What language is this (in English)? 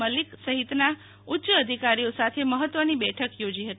Gujarati